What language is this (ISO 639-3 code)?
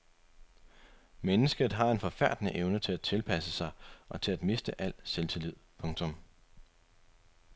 dan